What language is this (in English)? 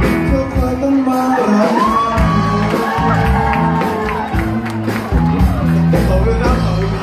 Thai